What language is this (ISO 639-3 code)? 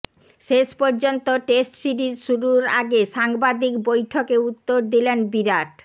ben